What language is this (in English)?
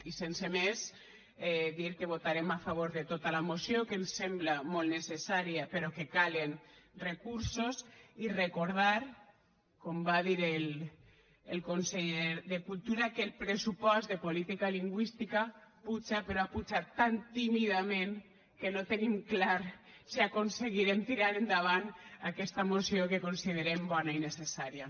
Catalan